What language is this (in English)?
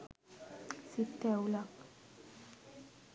Sinhala